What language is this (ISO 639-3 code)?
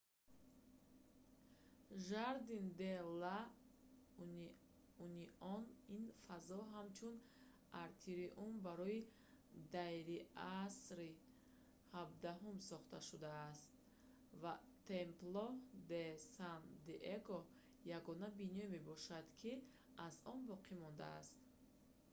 tgk